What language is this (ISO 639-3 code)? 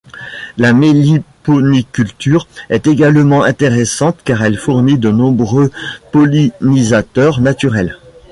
fra